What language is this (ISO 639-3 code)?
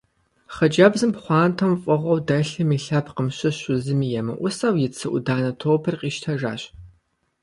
kbd